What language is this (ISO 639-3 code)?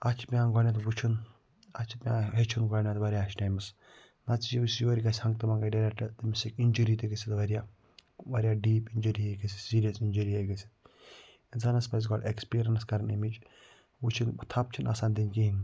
kas